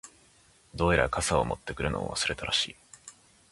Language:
Japanese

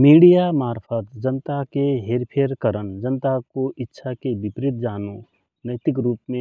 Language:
Rana Tharu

